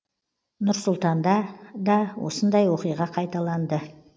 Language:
Kazakh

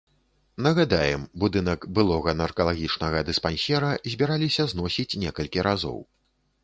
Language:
Belarusian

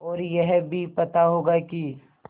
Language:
Hindi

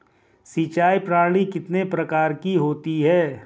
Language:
Hindi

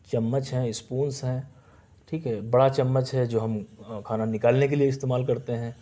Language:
Urdu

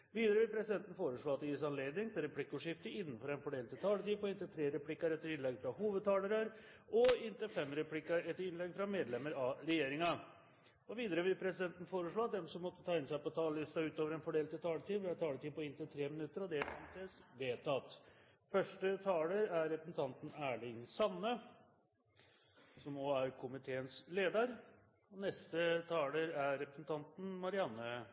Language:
Norwegian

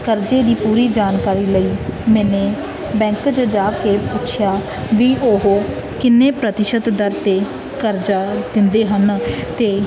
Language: Punjabi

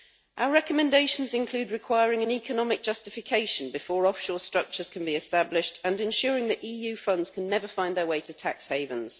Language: English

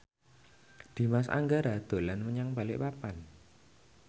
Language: Javanese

